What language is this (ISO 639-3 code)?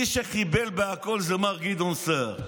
heb